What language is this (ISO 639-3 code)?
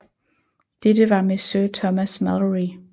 dan